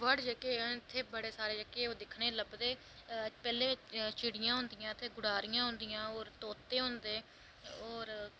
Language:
Dogri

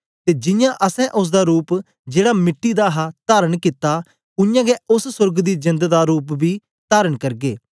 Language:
Dogri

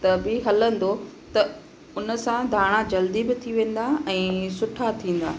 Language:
Sindhi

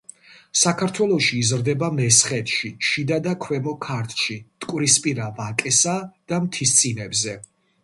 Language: Georgian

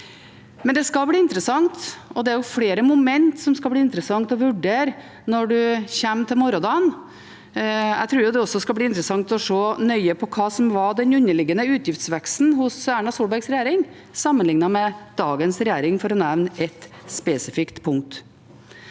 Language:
Norwegian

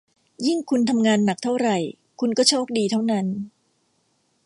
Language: Thai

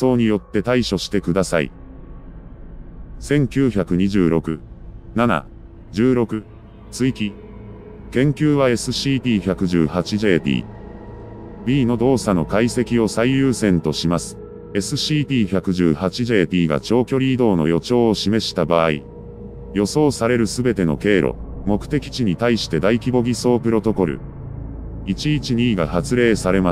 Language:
Japanese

